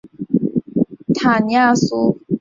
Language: Chinese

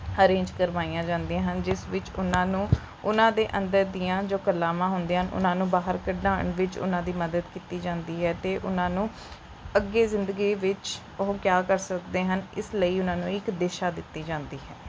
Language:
Punjabi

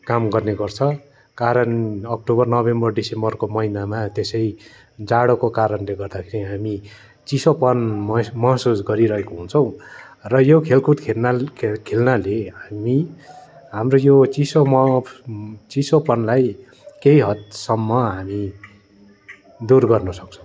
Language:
Nepali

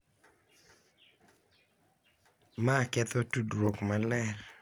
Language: Luo (Kenya and Tanzania)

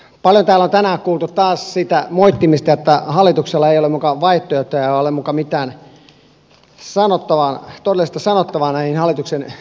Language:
Finnish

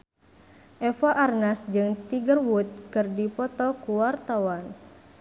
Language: Sundanese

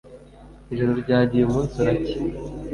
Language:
Kinyarwanda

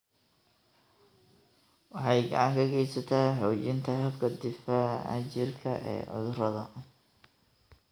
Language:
Somali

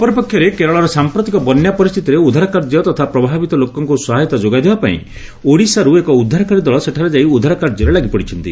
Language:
Odia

